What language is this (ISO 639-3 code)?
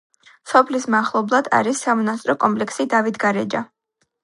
kat